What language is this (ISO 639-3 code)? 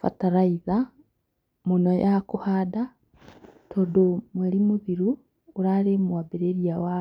kik